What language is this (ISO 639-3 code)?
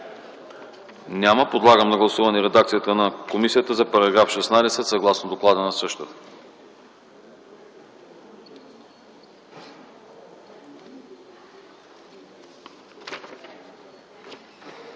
bul